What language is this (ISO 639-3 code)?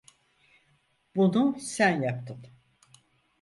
tur